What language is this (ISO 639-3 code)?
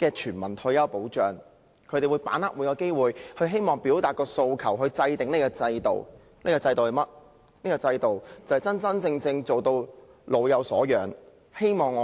yue